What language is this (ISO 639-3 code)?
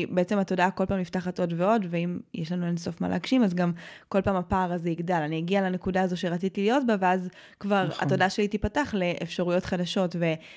heb